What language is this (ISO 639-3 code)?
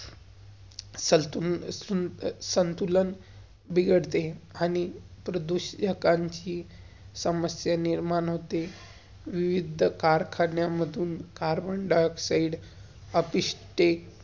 mar